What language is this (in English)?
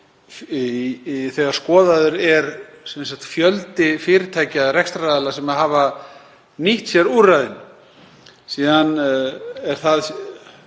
Icelandic